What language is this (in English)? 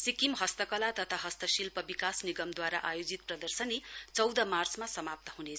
Nepali